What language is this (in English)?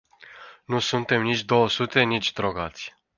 Romanian